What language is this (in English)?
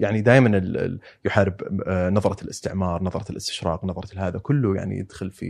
Arabic